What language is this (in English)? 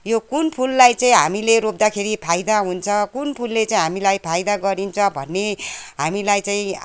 Nepali